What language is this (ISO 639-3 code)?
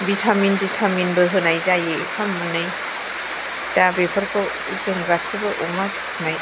brx